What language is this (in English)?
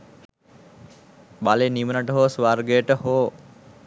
Sinhala